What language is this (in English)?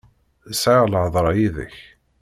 Kabyle